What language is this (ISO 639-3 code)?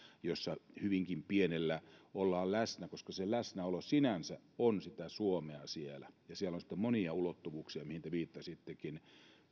fin